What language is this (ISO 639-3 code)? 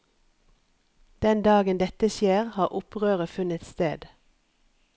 nor